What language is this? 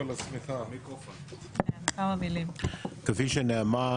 Hebrew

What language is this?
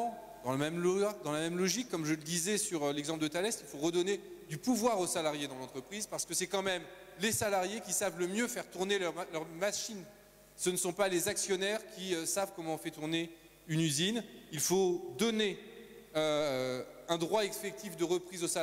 French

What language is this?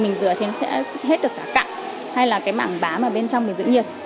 Vietnamese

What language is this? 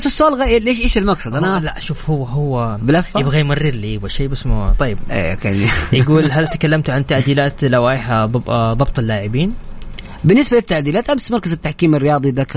Arabic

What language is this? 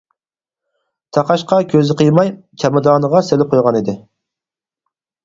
Uyghur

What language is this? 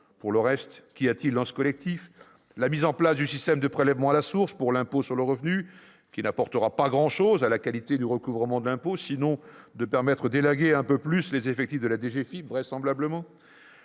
French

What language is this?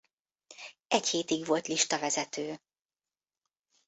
Hungarian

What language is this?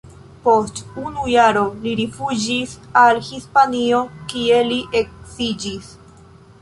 Esperanto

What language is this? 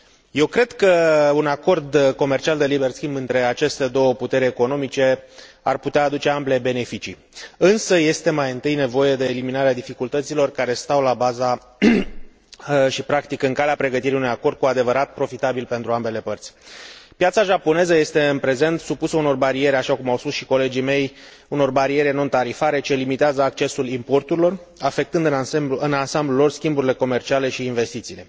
Romanian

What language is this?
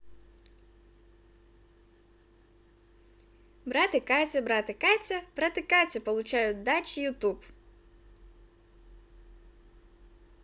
Russian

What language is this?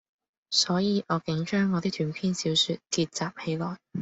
Cantonese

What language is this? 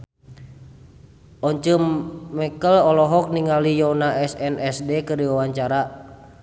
Sundanese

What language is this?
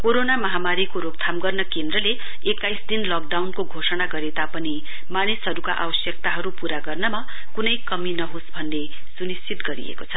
Nepali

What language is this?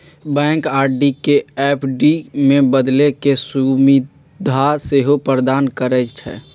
Magahi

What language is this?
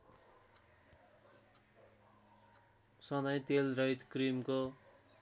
Nepali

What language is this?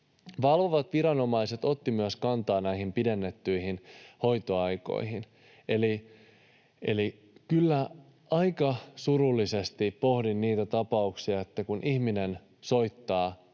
Finnish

